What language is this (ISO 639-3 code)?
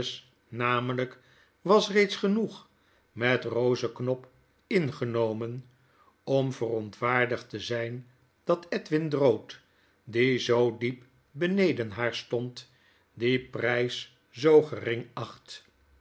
nld